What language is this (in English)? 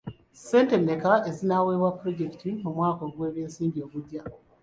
Ganda